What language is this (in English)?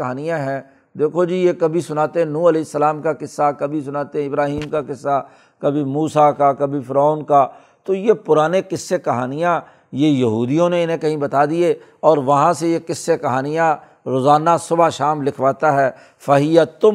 Urdu